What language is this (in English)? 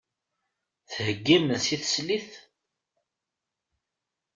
Kabyle